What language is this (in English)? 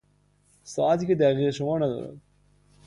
Persian